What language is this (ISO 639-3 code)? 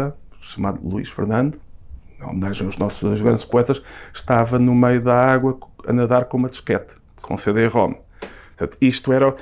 por